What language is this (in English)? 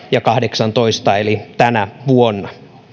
Finnish